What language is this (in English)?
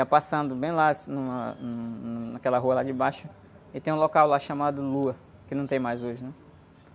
Portuguese